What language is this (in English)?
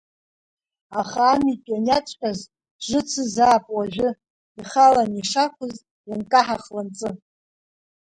Abkhazian